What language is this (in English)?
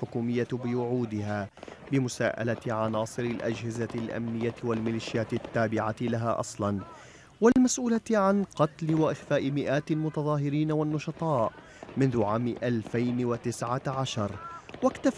Arabic